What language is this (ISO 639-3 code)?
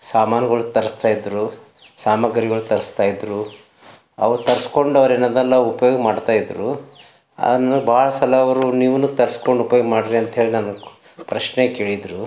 kan